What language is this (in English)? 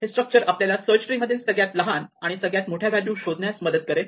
Marathi